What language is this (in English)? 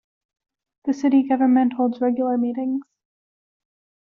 English